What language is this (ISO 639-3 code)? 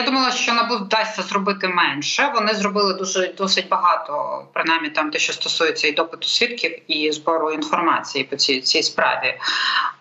ukr